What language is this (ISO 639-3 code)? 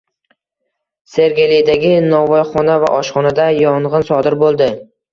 uzb